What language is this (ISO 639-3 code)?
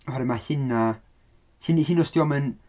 cym